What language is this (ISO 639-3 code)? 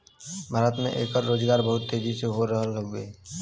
bho